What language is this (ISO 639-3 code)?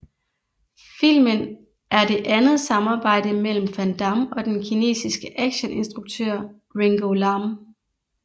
dan